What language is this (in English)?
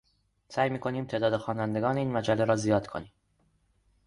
Persian